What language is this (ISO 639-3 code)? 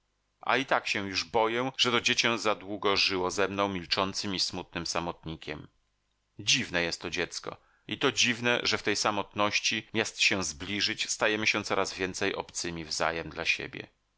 pol